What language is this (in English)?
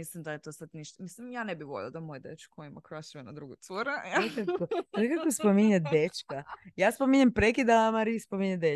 Croatian